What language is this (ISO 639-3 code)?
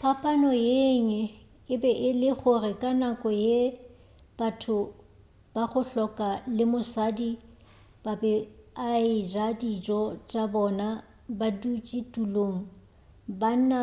nso